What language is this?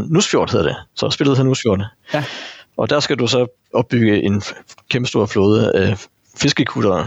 Danish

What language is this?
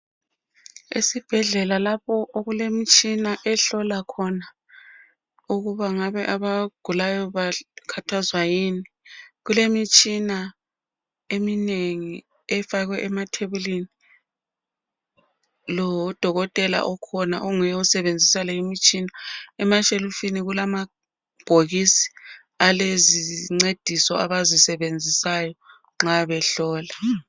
North Ndebele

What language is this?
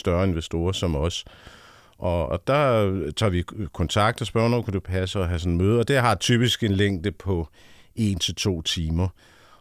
Danish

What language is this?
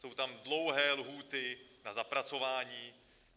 Czech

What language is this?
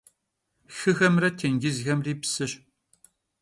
Kabardian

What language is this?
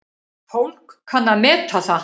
Icelandic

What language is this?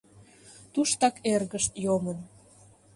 Mari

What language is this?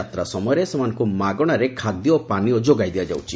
Odia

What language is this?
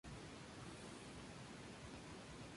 Spanish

